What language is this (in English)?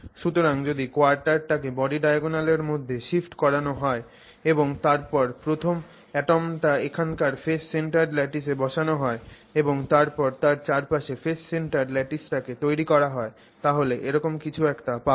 Bangla